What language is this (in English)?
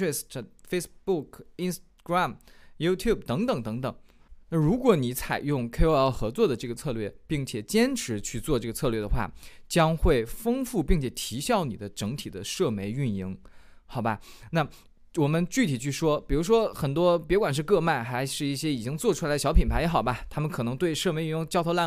Chinese